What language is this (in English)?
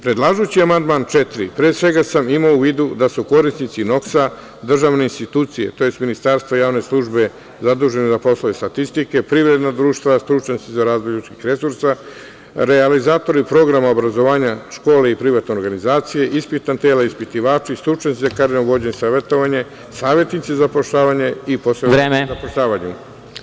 Serbian